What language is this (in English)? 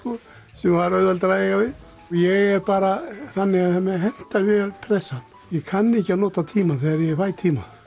Icelandic